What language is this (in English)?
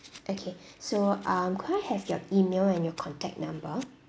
English